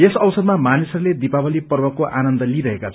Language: Nepali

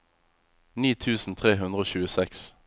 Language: Norwegian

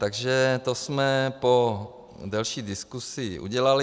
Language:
Czech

